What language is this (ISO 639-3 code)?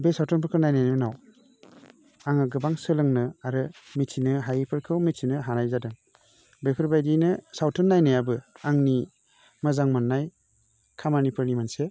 brx